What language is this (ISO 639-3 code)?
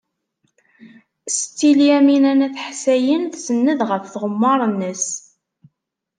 kab